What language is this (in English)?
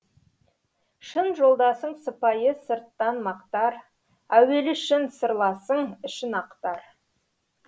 Kazakh